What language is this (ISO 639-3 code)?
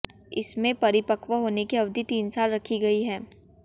hin